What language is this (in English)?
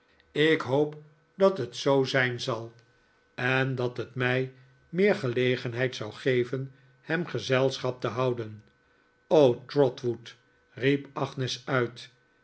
Dutch